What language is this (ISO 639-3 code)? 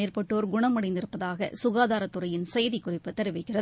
tam